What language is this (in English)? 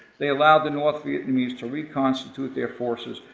English